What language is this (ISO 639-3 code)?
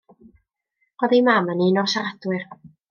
cym